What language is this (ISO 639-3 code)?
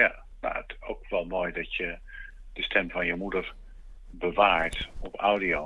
nld